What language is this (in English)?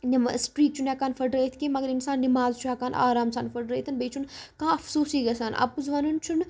Kashmiri